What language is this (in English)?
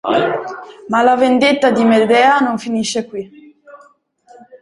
Italian